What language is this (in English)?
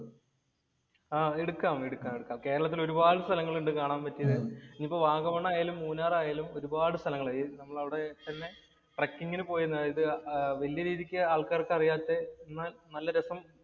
Malayalam